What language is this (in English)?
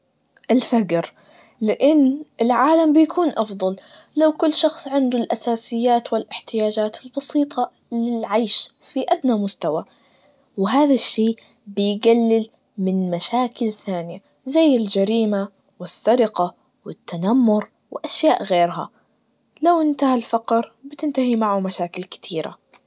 Najdi Arabic